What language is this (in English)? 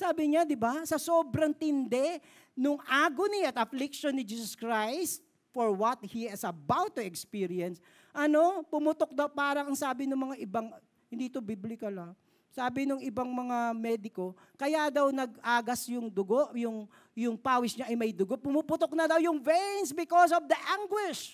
Filipino